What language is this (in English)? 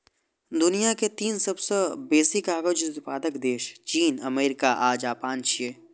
Maithili